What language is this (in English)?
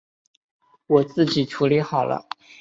Chinese